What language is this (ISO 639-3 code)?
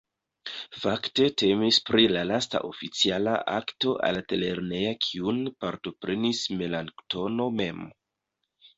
epo